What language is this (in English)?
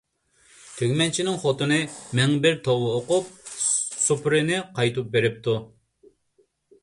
Uyghur